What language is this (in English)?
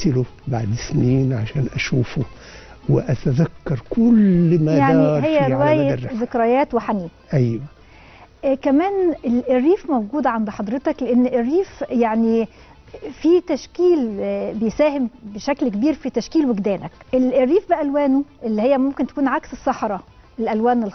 Arabic